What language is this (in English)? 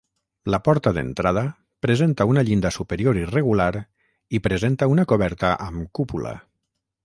Catalan